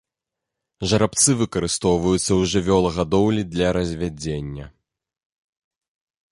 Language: Belarusian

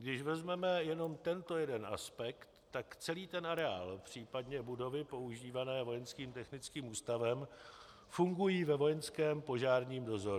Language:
Czech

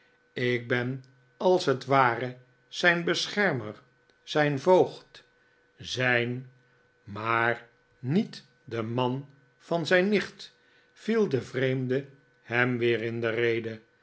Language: Dutch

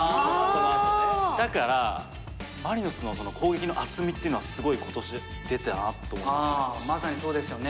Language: Japanese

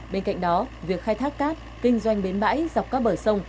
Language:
Vietnamese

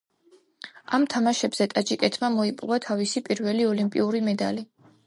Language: Georgian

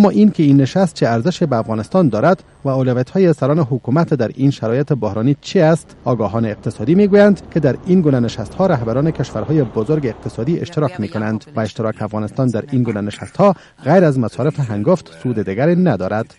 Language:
Persian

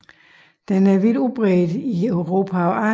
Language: Danish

